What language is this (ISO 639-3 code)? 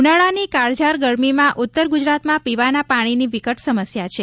guj